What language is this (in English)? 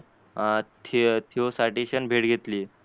Marathi